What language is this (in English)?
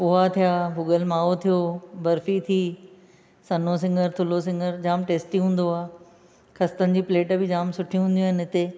Sindhi